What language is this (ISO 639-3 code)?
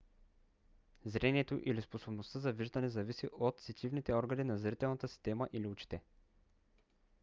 bul